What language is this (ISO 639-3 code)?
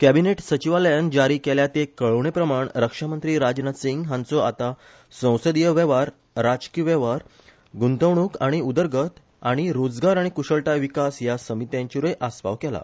kok